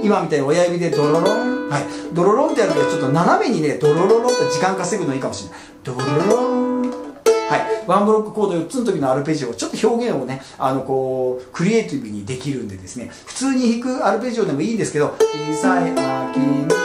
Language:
Japanese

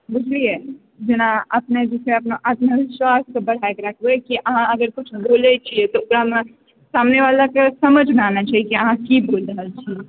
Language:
Maithili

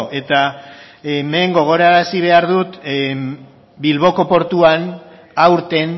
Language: Basque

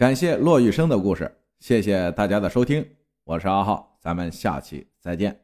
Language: Chinese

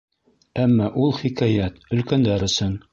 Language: Bashkir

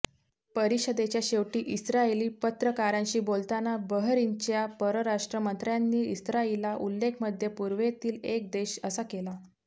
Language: Marathi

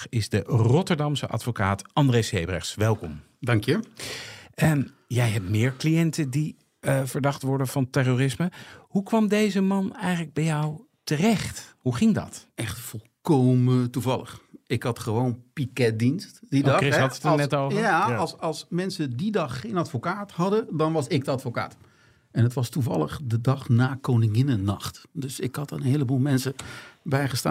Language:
Dutch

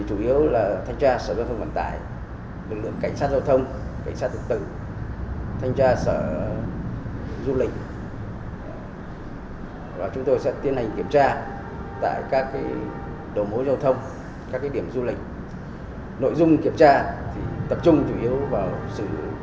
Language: Vietnamese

